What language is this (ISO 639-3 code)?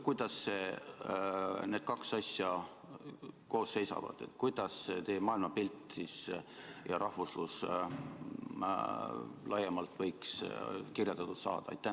est